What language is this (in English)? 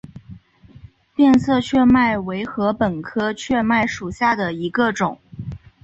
Chinese